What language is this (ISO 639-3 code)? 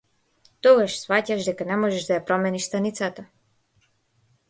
mkd